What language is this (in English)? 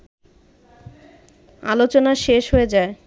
Bangla